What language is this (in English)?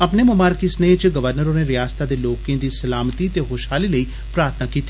Dogri